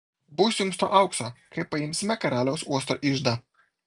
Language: Lithuanian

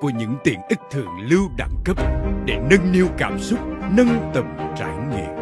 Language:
Vietnamese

